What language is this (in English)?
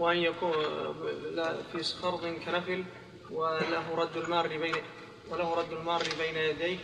Arabic